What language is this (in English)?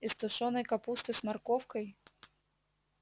Russian